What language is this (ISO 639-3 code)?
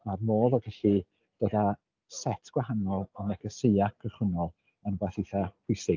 cym